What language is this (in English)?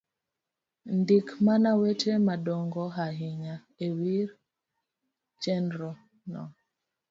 Luo (Kenya and Tanzania)